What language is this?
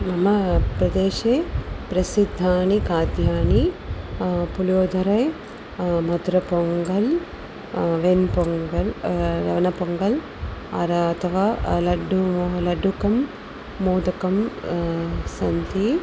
Sanskrit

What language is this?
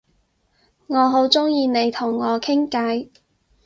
Cantonese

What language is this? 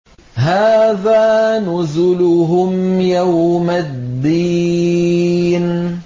Arabic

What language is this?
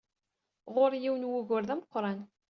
Kabyle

